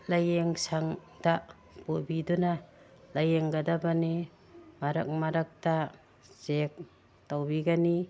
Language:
Manipuri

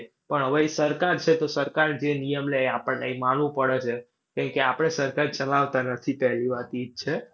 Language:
Gujarati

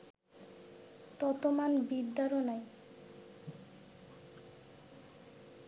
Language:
Bangla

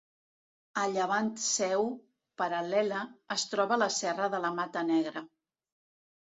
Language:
Catalan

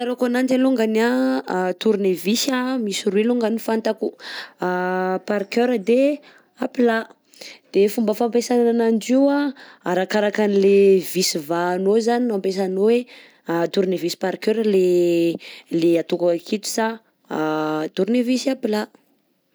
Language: Southern Betsimisaraka Malagasy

